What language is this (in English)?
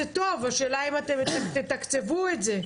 Hebrew